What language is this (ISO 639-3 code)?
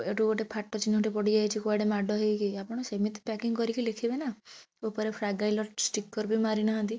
ori